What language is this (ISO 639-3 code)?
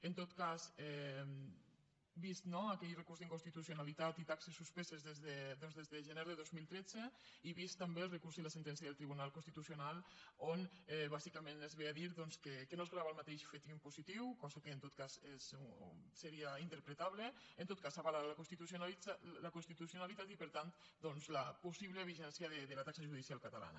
cat